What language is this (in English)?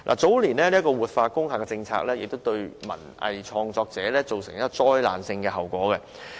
Cantonese